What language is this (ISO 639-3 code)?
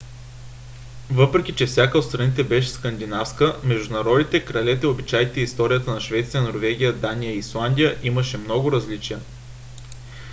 bul